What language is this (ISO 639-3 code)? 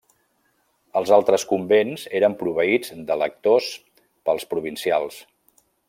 cat